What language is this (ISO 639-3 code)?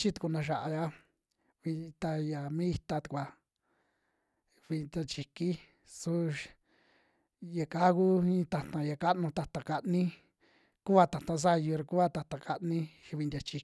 jmx